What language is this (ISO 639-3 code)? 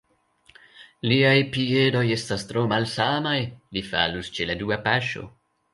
epo